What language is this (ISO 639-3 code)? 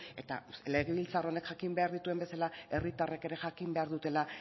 eus